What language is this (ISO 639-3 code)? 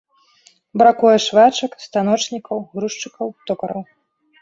bel